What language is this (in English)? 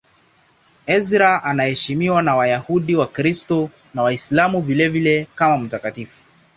Swahili